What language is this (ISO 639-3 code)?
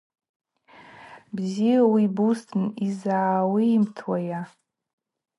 abq